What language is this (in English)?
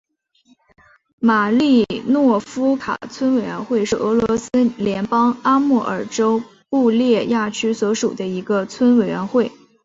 Chinese